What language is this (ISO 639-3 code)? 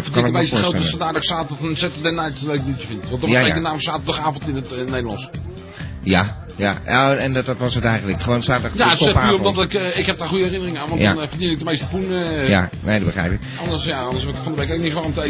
nld